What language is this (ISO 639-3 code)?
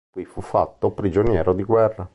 ita